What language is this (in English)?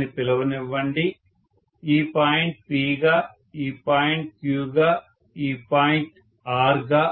Telugu